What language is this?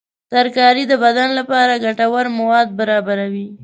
Pashto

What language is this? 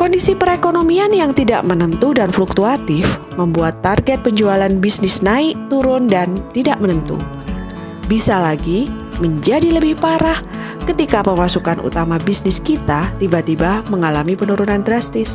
Indonesian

